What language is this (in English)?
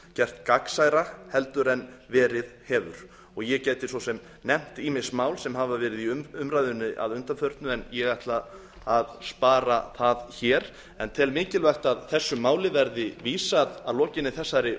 Icelandic